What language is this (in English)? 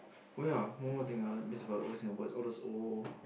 English